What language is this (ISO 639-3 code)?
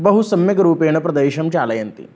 san